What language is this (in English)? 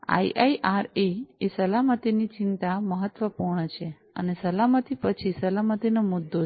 Gujarati